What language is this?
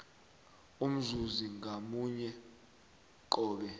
South Ndebele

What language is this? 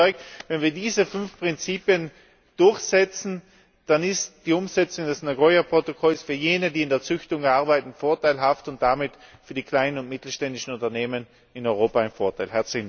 German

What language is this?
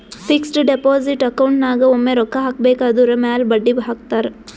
Kannada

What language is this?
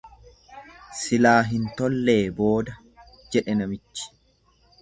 Oromo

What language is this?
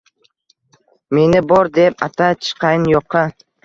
Uzbek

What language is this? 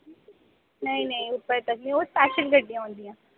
Dogri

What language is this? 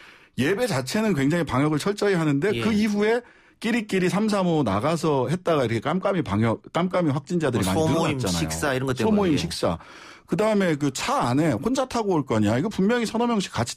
Korean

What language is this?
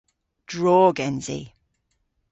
Cornish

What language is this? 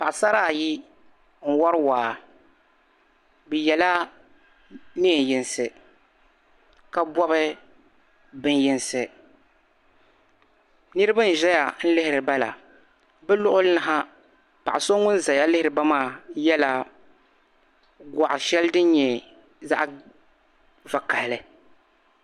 Dagbani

